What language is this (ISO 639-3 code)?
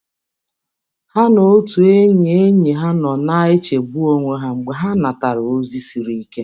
ibo